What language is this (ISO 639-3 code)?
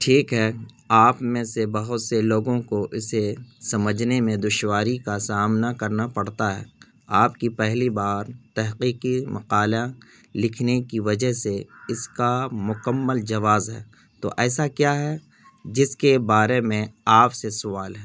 urd